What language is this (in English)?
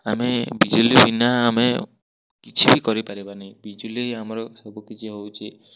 Odia